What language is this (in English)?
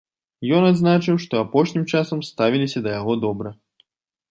Belarusian